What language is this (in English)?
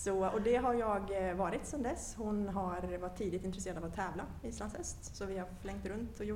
Swedish